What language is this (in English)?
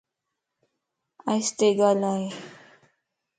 Lasi